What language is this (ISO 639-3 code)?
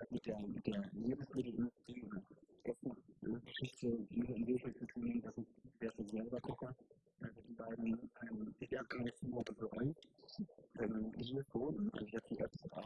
deu